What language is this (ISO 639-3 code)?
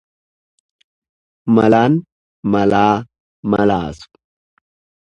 orm